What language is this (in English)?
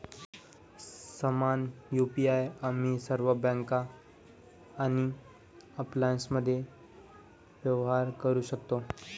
Marathi